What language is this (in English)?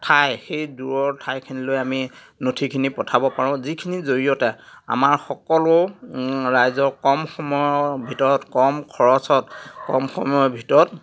Assamese